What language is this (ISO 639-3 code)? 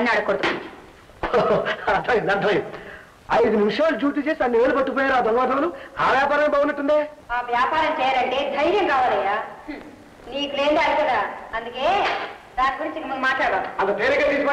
tel